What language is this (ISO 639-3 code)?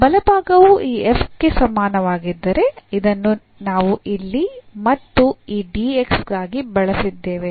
kan